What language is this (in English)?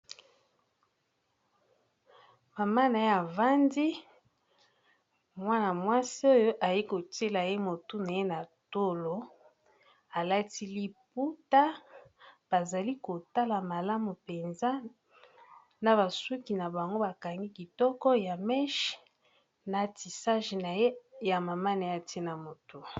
Lingala